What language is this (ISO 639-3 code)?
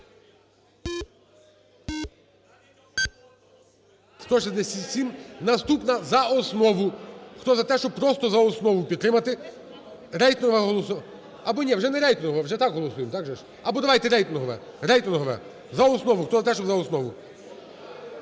ukr